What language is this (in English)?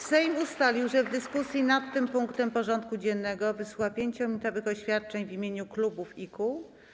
Polish